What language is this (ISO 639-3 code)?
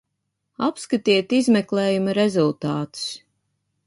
lav